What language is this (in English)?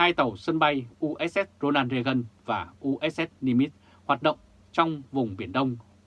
Vietnamese